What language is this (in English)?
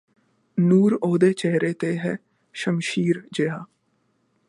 Punjabi